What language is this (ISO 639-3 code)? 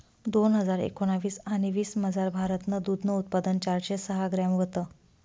mar